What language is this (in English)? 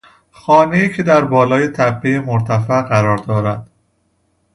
Persian